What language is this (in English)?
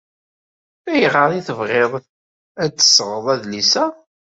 Kabyle